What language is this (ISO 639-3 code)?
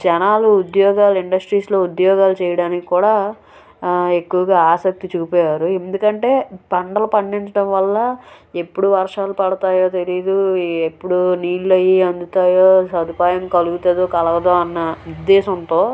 tel